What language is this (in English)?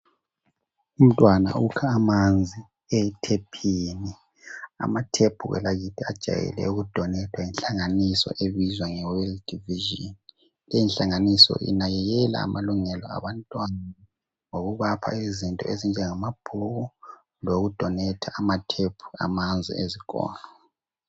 North Ndebele